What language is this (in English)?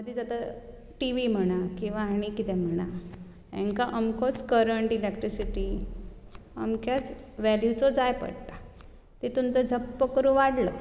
Konkani